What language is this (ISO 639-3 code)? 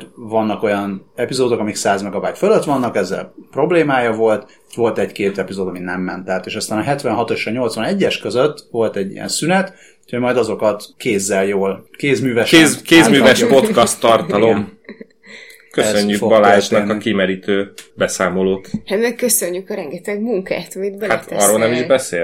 hun